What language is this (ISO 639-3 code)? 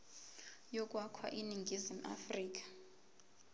zul